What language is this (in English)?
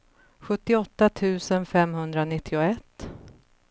Swedish